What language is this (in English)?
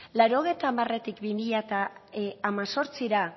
Basque